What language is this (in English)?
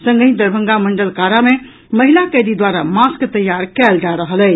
Maithili